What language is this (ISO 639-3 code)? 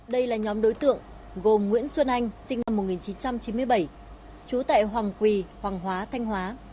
vie